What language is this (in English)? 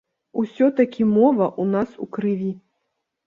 Belarusian